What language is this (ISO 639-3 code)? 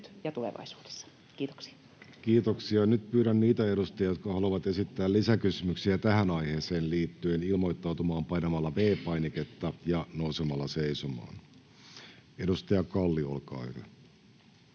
fin